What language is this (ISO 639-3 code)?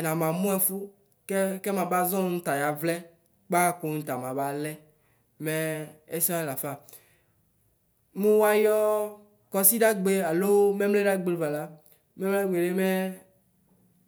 kpo